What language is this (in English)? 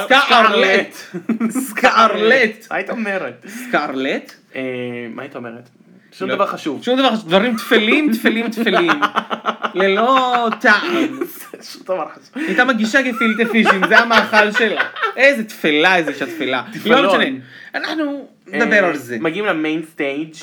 Hebrew